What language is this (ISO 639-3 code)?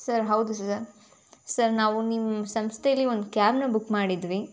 kan